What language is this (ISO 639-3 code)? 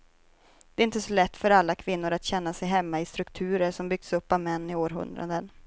swe